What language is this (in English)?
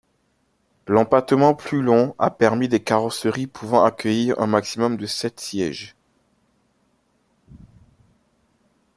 French